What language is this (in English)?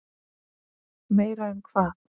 Icelandic